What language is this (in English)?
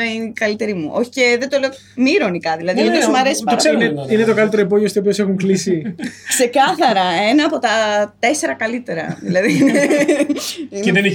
Greek